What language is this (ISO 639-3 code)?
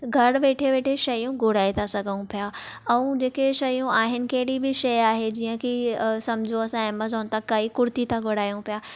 snd